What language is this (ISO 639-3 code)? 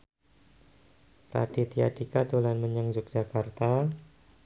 jav